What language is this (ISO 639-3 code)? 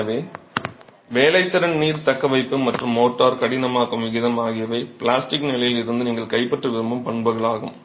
tam